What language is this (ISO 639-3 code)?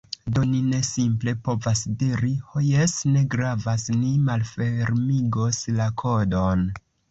epo